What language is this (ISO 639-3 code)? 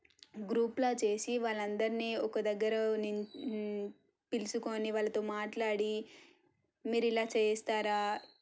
tel